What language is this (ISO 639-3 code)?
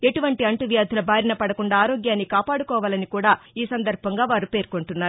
tel